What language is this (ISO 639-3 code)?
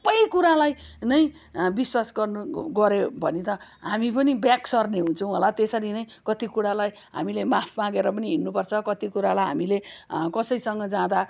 nep